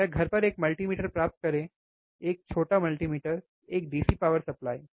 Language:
Hindi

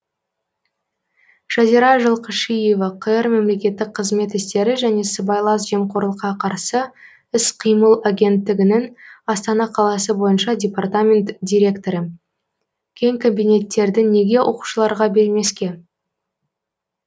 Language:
Kazakh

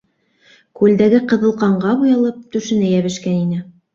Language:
Bashkir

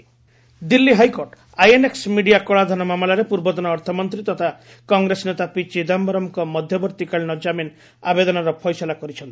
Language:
Odia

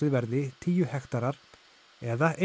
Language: Icelandic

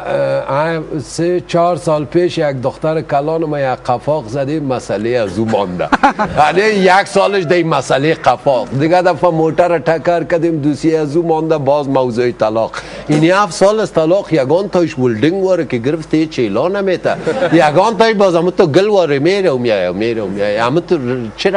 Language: Persian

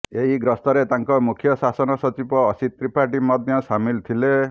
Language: Odia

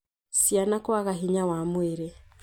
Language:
Kikuyu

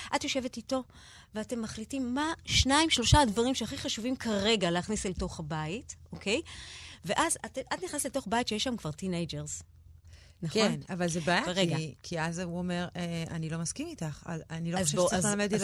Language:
Hebrew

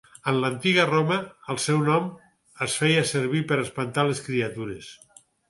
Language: Catalan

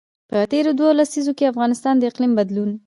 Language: Pashto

